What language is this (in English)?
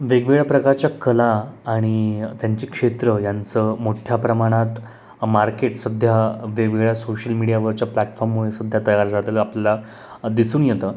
Marathi